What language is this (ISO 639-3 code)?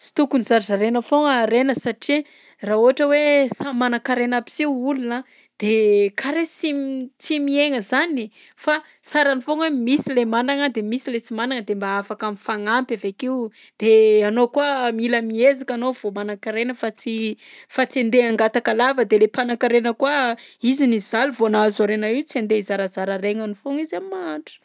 bzc